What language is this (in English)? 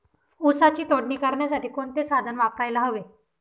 Marathi